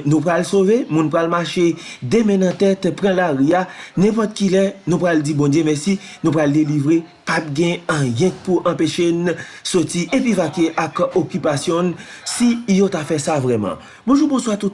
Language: French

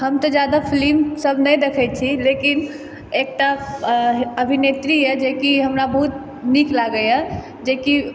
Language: Maithili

